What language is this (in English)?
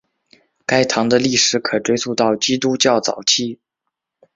Chinese